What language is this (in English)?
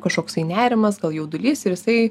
Lithuanian